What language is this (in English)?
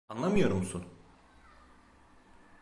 Turkish